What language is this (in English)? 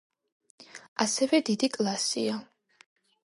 Georgian